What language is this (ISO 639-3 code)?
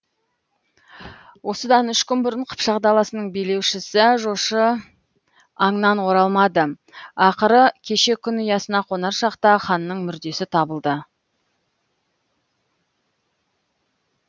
kaz